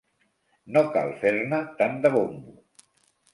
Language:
Catalan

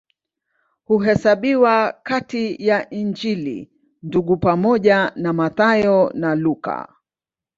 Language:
Swahili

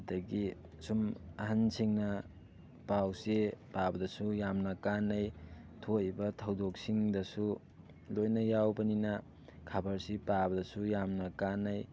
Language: Manipuri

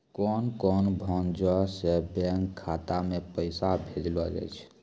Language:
Maithili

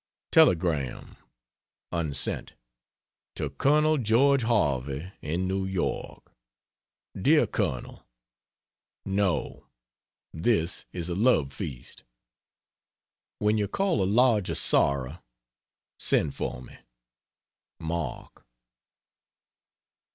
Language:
English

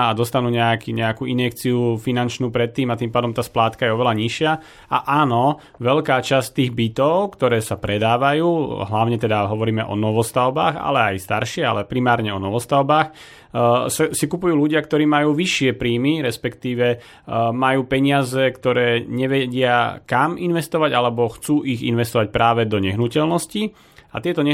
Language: Slovak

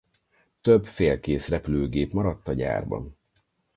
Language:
Hungarian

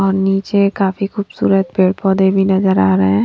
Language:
Hindi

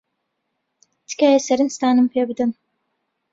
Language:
Central Kurdish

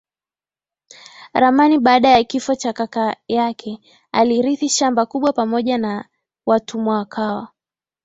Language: Swahili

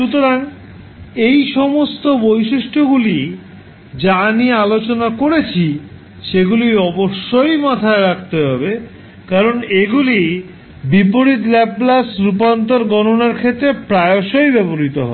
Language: Bangla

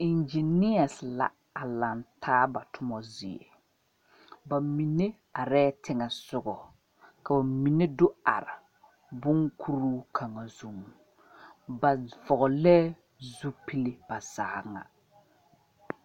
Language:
Southern Dagaare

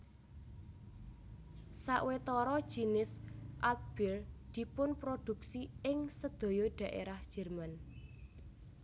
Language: Javanese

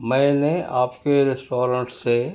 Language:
Urdu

